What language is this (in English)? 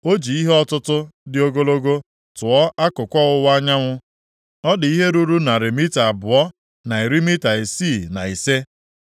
Igbo